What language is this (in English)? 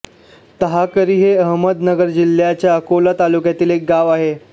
Marathi